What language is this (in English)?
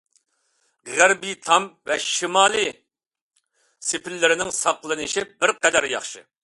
Uyghur